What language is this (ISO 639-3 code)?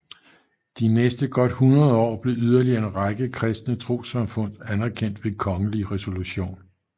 dan